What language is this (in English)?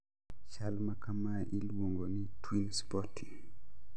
Luo (Kenya and Tanzania)